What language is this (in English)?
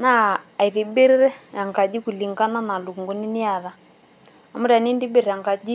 Masai